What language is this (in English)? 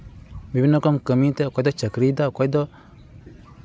Santali